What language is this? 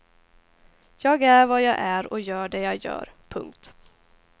Swedish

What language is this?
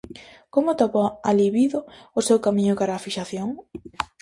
Galician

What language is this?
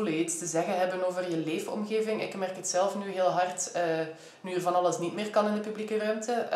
Dutch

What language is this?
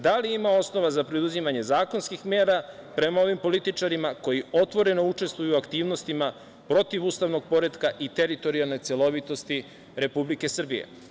Serbian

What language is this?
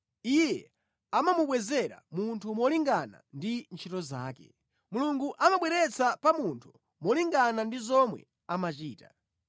Nyanja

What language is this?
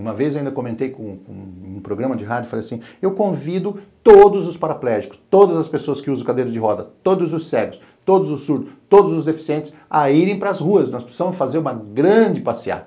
Portuguese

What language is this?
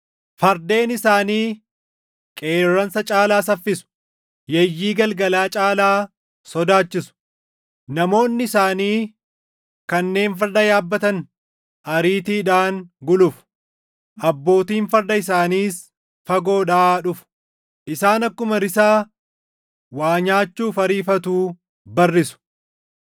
Oromo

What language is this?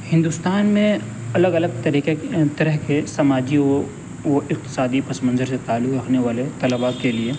Urdu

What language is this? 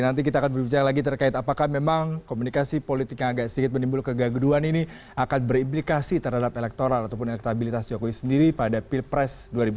Indonesian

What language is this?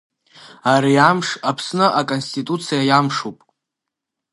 Abkhazian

